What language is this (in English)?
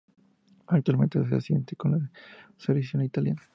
Spanish